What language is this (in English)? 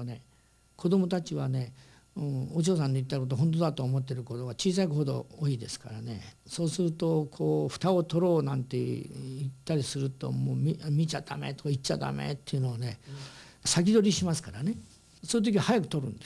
Japanese